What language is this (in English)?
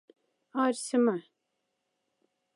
Moksha